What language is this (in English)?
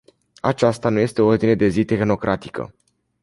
Romanian